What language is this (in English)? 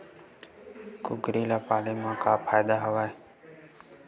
Chhattisgarhi